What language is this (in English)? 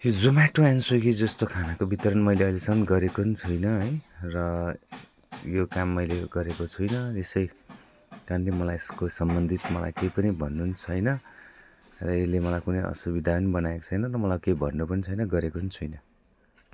Nepali